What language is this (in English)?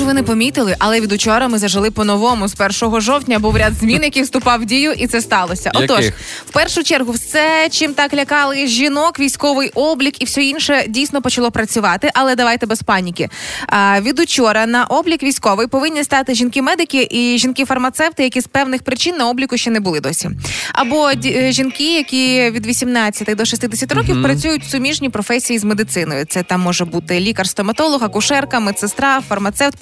Ukrainian